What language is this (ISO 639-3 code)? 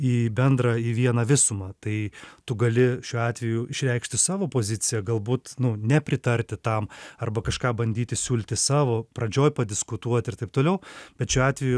lit